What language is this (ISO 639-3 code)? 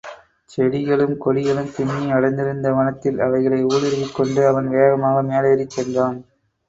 tam